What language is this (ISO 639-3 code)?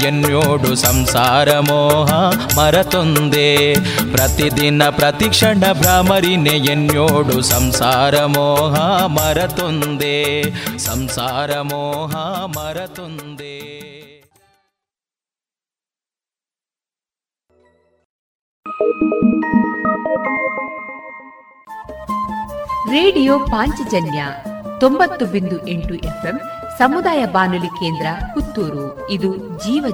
kan